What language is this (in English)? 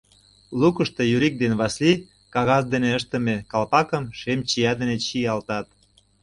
Mari